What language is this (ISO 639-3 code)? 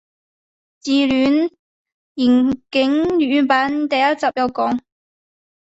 yue